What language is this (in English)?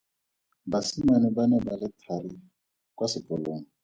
Tswana